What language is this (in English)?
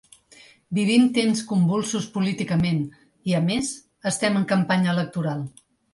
Catalan